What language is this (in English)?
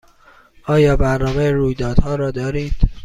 Persian